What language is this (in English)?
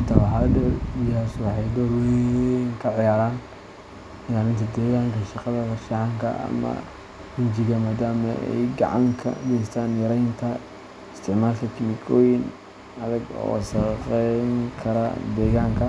Somali